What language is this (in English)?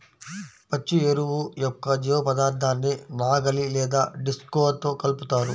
Telugu